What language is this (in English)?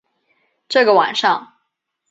Chinese